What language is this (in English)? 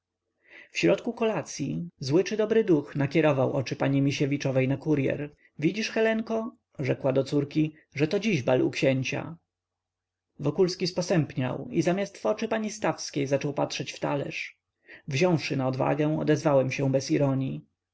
Polish